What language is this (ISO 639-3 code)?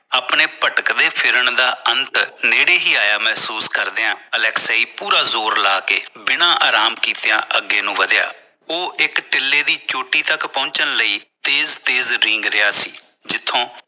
pan